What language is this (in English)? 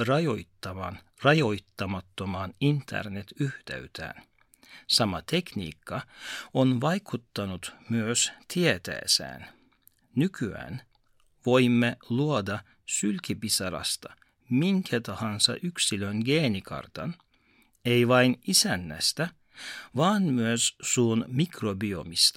Finnish